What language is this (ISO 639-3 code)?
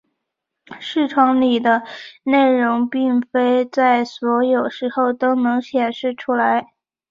zho